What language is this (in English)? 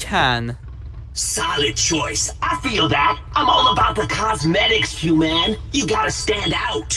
English